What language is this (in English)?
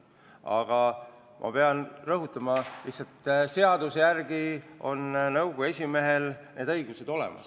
Estonian